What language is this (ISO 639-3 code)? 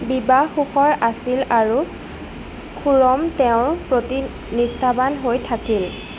asm